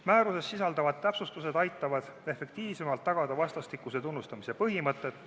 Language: Estonian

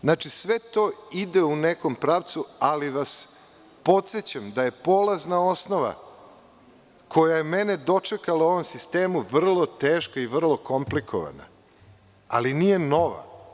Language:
Serbian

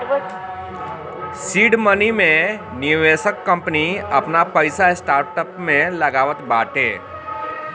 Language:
Bhojpuri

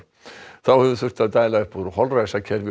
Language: Icelandic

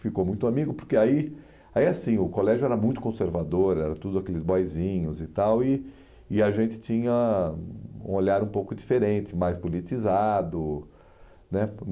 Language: Portuguese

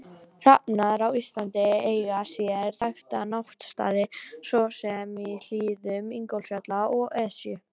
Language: Icelandic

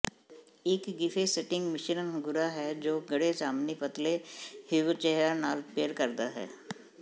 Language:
Punjabi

